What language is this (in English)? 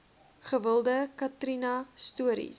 Afrikaans